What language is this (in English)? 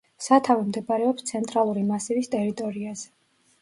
Georgian